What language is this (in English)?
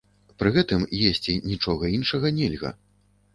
Belarusian